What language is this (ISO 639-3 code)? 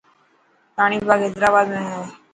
mki